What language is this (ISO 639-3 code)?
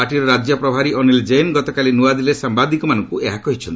ori